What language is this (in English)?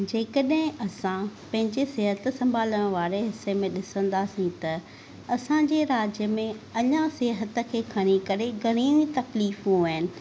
Sindhi